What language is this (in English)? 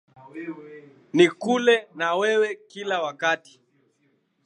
Swahili